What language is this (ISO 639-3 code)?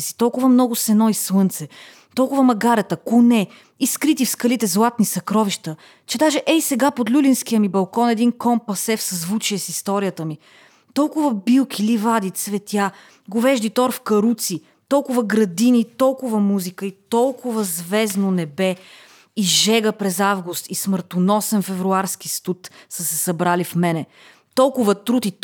bul